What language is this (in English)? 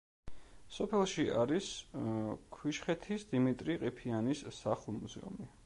Georgian